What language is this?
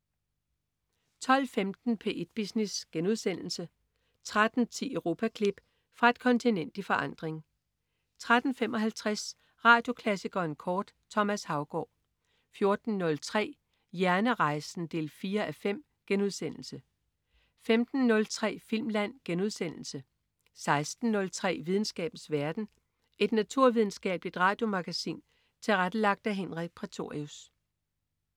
Danish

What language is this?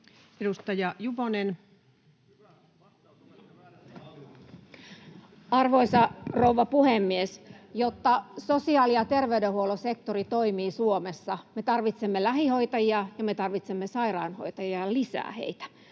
Finnish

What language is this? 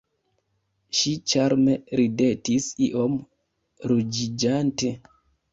Esperanto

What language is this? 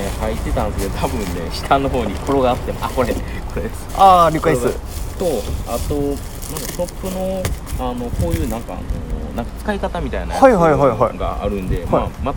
Japanese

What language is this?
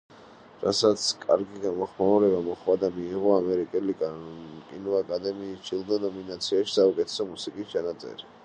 Georgian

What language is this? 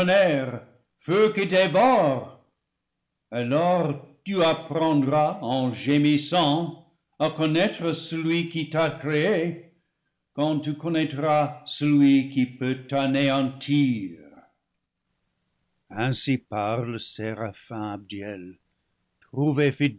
French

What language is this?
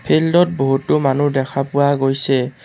Assamese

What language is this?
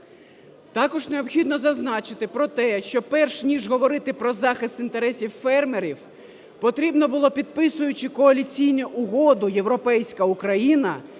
Ukrainian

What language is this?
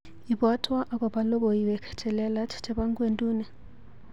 Kalenjin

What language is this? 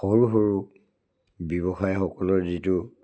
Assamese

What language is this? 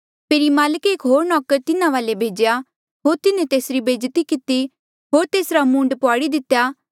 Mandeali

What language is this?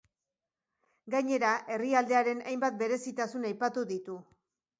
Basque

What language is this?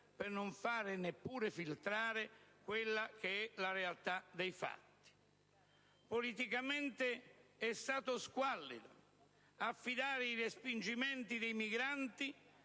Italian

